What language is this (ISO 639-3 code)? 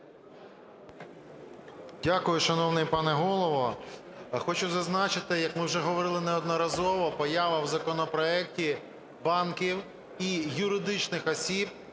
ukr